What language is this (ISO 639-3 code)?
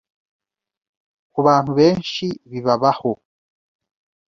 kin